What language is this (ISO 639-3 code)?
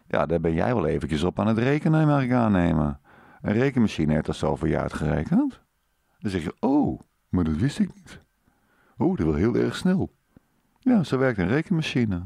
nld